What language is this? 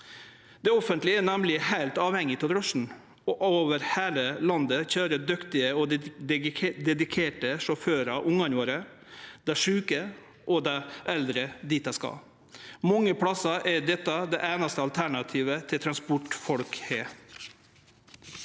Norwegian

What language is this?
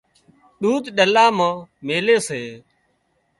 Wadiyara Koli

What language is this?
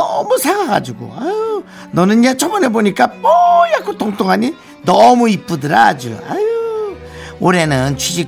Korean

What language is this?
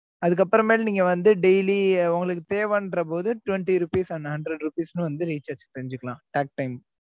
Tamil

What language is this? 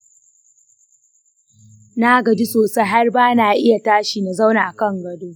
Hausa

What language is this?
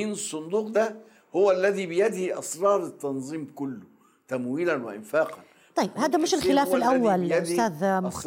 Arabic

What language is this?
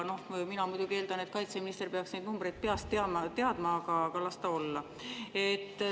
Estonian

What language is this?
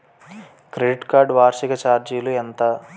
Telugu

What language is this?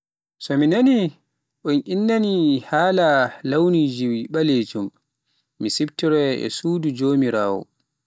Pular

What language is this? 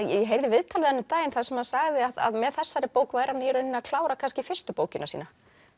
Icelandic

